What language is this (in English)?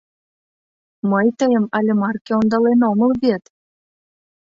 Mari